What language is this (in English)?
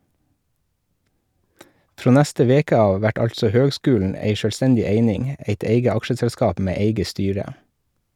Norwegian